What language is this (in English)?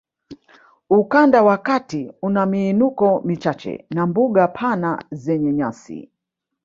Swahili